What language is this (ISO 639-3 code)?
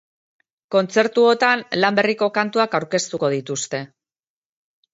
eus